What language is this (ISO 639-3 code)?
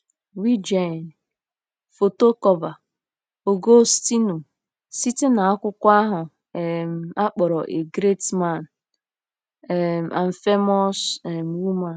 ibo